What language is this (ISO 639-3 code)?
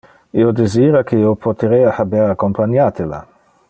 ina